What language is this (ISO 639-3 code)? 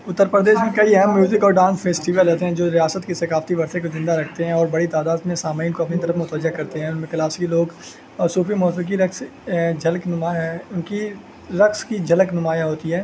urd